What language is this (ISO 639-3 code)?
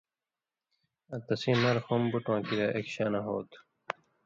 mvy